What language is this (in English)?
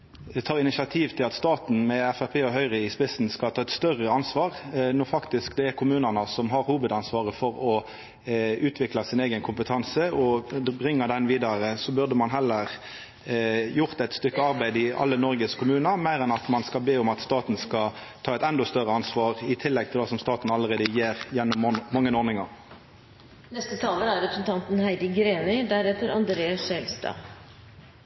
Norwegian Nynorsk